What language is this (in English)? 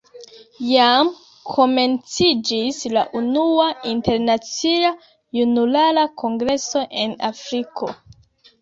Esperanto